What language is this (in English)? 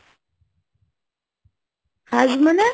Bangla